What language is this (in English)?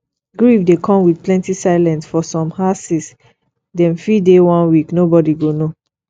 Nigerian Pidgin